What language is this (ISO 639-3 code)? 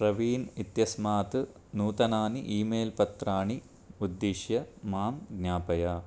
san